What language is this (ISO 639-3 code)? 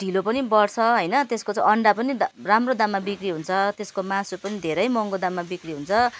nep